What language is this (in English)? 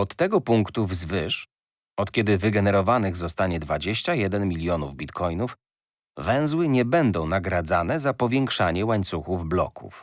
Polish